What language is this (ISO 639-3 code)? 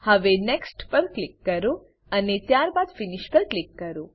guj